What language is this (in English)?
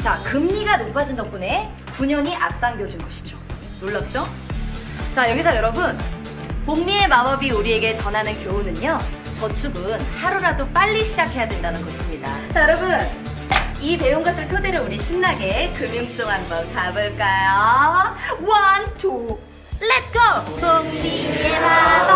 Korean